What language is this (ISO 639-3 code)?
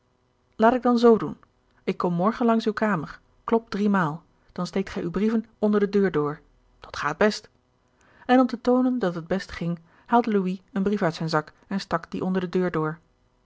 nld